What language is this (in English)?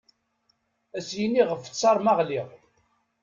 Kabyle